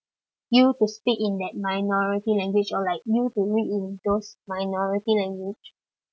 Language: English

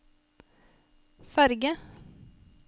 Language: Norwegian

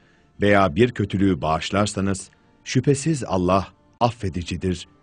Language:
Turkish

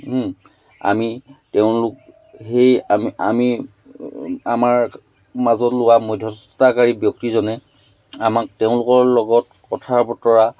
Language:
Assamese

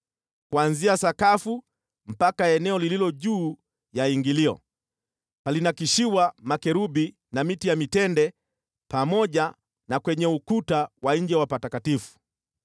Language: Swahili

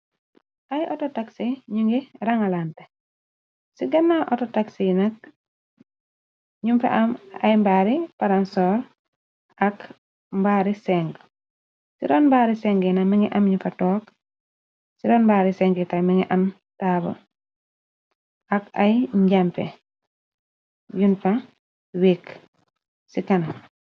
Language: Wolof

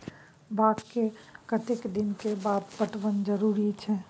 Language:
Maithili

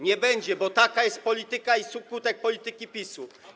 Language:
Polish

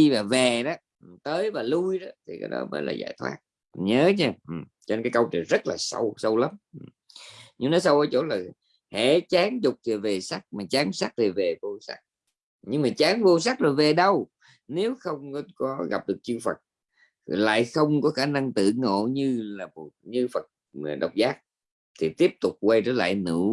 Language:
Vietnamese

